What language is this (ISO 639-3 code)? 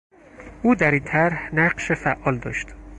fas